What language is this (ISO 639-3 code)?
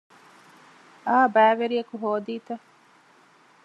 div